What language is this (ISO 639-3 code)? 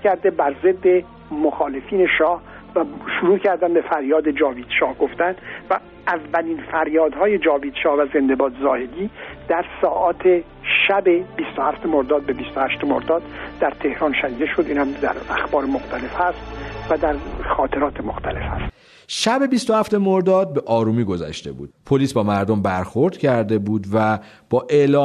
fas